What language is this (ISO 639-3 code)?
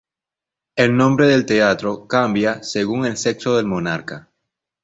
spa